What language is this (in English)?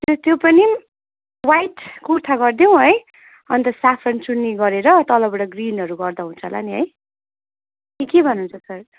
Nepali